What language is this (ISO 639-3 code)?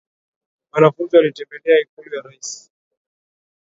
swa